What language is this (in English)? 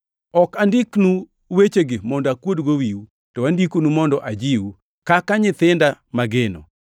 Luo (Kenya and Tanzania)